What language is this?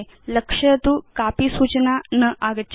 Sanskrit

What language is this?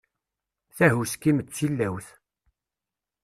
Kabyle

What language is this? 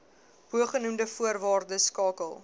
Afrikaans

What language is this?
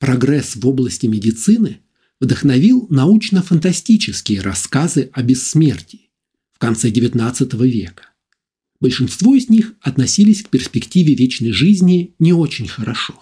Russian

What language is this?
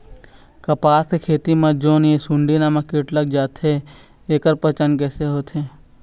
Chhattisgarhi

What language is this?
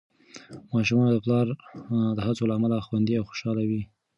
Pashto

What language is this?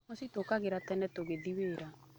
Kikuyu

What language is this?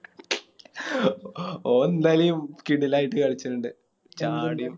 Malayalam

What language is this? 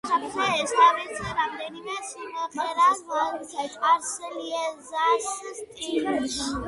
Georgian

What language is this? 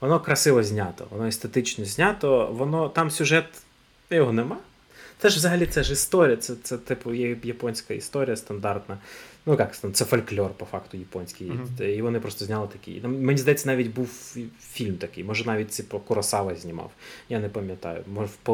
Ukrainian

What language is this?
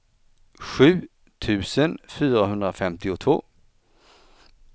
Swedish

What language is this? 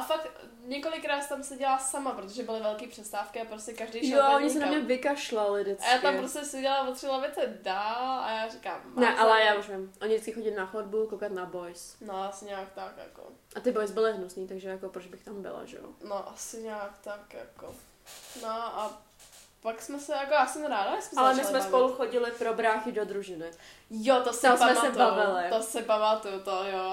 Czech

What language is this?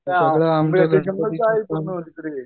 Marathi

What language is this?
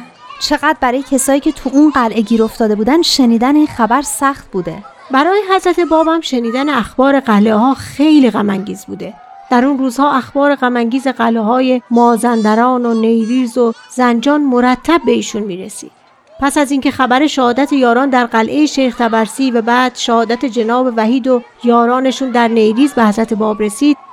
Persian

